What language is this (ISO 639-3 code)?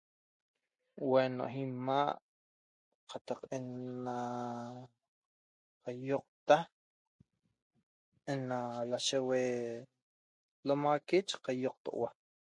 tob